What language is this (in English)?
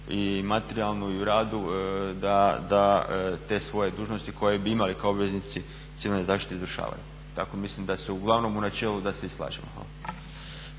Croatian